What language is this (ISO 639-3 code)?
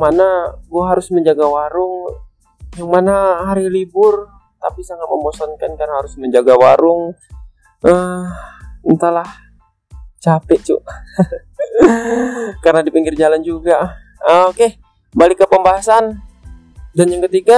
ind